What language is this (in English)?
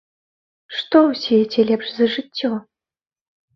Belarusian